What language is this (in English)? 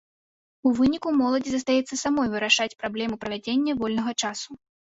Belarusian